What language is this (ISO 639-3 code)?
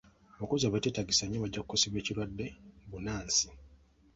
lug